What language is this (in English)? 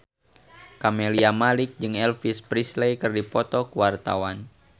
Sundanese